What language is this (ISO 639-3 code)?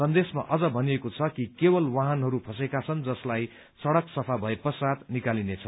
nep